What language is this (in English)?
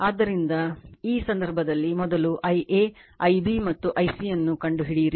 Kannada